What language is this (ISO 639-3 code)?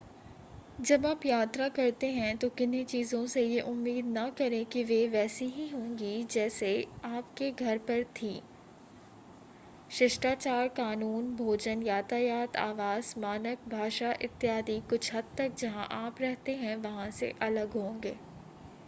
hin